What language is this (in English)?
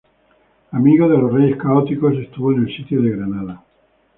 Spanish